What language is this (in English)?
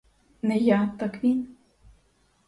Ukrainian